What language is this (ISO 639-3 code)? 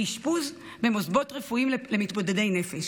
heb